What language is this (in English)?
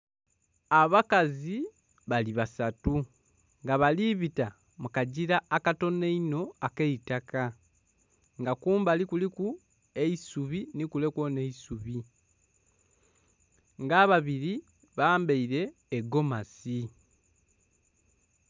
Soga